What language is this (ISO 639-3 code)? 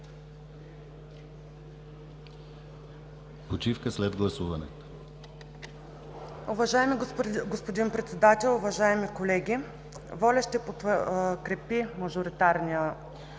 bul